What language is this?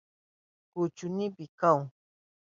Southern Pastaza Quechua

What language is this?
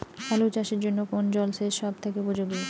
Bangla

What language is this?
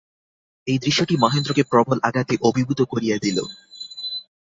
Bangla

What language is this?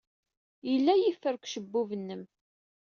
Kabyle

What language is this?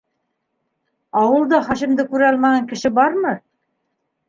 Bashkir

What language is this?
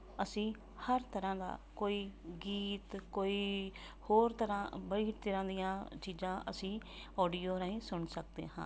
Punjabi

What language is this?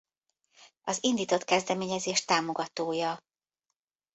Hungarian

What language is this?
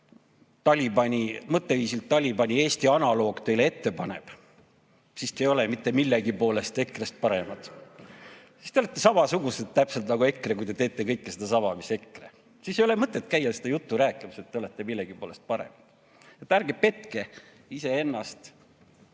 Estonian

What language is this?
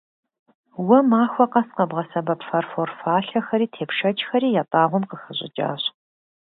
Kabardian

